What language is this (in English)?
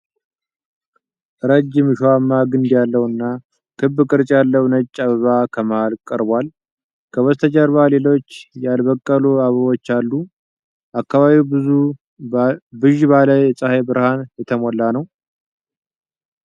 Amharic